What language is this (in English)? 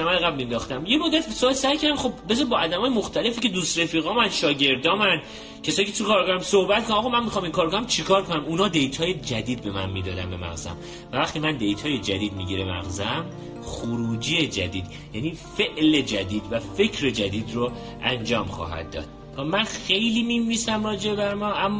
Persian